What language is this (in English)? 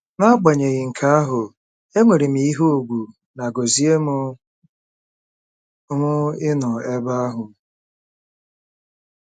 Igbo